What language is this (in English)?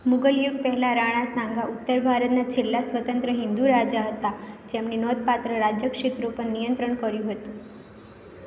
Gujarati